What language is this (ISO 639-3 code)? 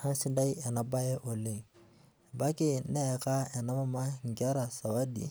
mas